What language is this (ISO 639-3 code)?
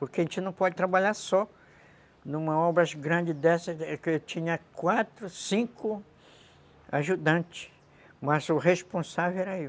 por